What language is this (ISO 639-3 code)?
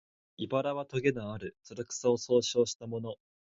jpn